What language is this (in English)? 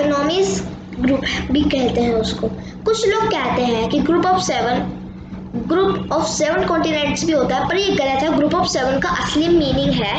Hindi